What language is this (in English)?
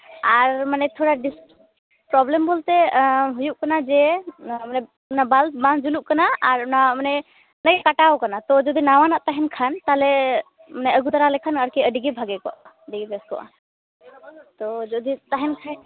Santali